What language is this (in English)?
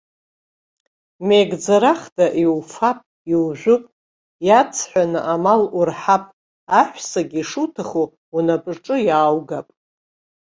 Abkhazian